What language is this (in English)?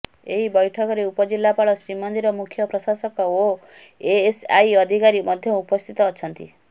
Odia